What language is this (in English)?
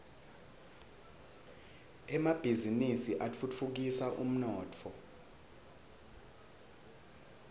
Swati